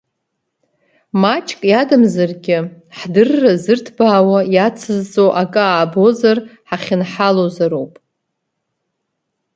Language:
Abkhazian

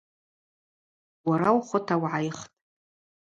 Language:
Abaza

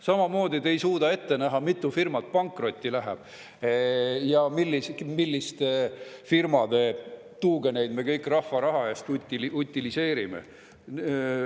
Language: Estonian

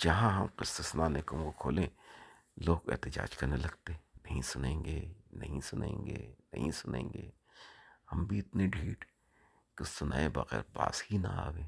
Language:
Urdu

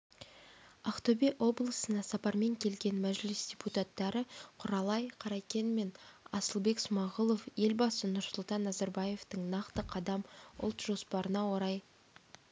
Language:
Kazakh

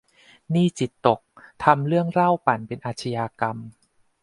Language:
Thai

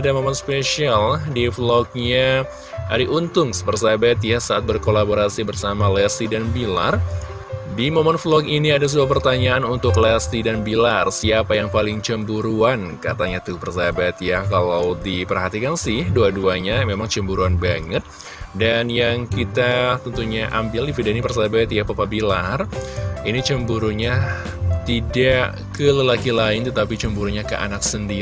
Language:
Indonesian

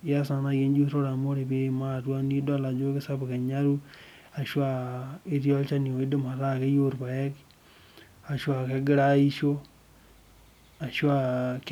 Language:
Masai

